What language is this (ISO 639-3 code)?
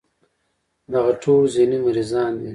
pus